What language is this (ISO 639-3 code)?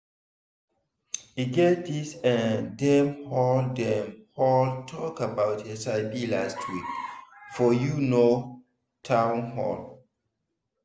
pcm